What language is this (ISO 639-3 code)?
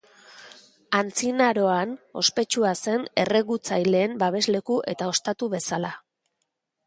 eus